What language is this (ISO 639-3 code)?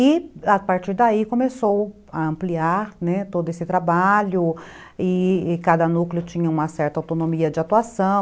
por